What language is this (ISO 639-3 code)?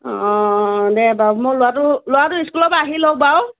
asm